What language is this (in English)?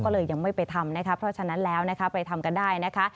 Thai